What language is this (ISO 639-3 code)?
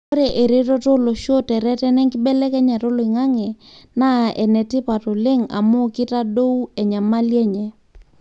mas